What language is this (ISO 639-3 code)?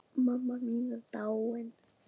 isl